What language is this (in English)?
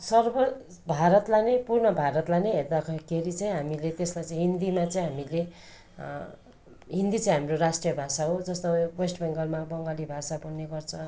Nepali